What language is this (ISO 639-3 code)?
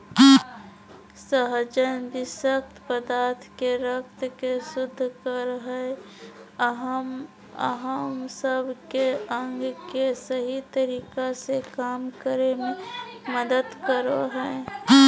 mag